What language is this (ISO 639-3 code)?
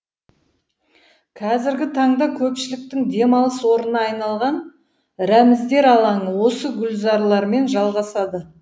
kaz